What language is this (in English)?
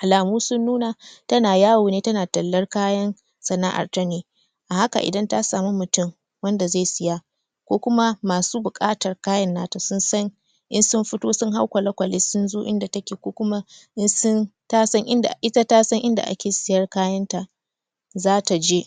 Hausa